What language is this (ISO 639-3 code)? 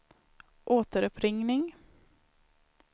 swe